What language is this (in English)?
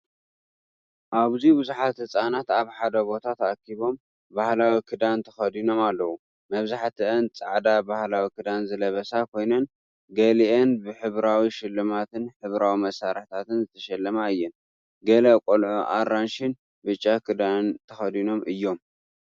Tigrinya